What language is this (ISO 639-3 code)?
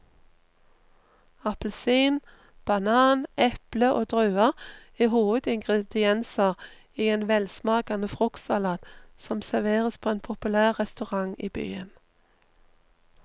nor